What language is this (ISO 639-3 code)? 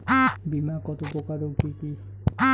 ben